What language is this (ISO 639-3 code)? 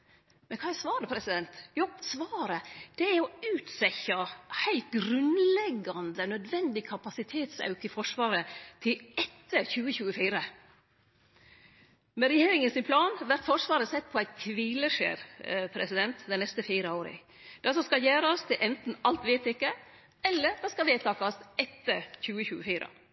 nno